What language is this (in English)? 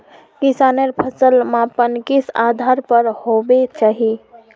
Magahi